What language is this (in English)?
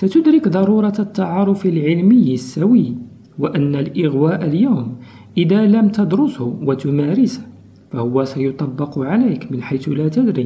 Arabic